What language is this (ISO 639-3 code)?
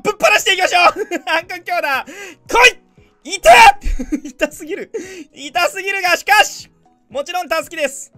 jpn